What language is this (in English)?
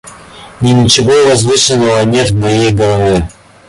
Russian